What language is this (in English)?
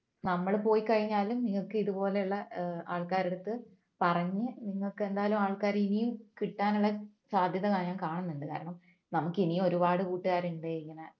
Malayalam